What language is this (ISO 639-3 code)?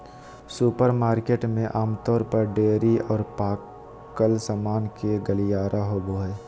mag